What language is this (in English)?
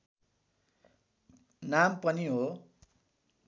Nepali